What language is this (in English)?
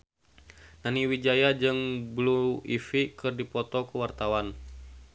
Sundanese